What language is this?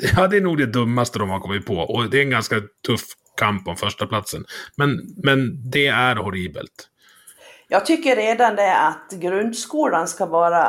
Swedish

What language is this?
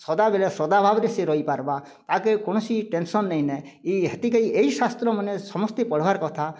Odia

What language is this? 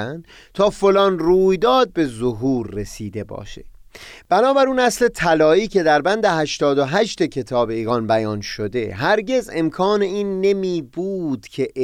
Persian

